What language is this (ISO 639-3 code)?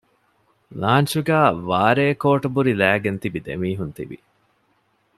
div